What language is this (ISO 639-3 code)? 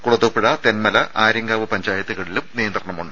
mal